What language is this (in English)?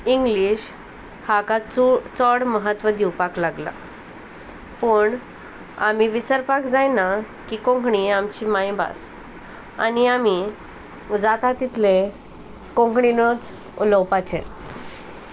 Konkani